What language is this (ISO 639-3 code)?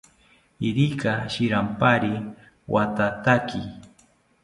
cpy